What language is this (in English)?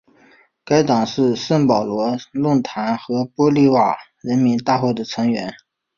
Chinese